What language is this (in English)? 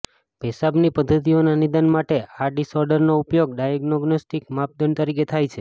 Gujarati